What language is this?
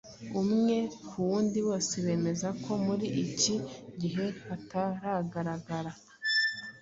Kinyarwanda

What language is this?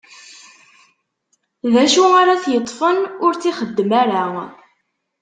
Kabyle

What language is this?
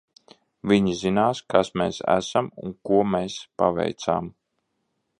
Latvian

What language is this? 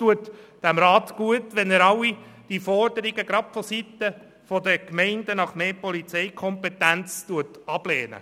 Swiss German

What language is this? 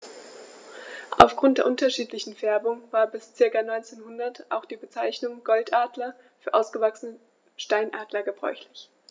German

